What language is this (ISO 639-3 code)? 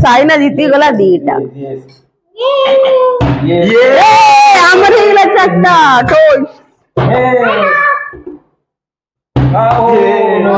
ori